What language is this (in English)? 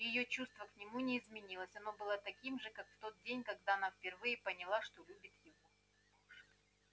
Russian